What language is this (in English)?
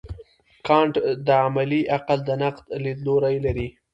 Pashto